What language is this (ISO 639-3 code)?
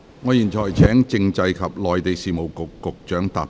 yue